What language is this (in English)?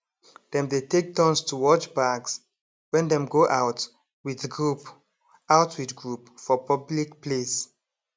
Nigerian Pidgin